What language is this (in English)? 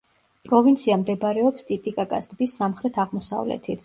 Georgian